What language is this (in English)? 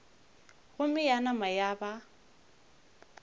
Northern Sotho